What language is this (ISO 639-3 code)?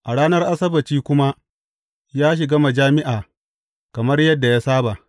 hau